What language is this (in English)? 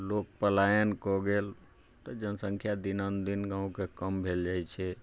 Maithili